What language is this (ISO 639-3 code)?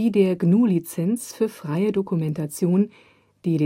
deu